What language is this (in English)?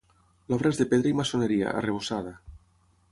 Catalan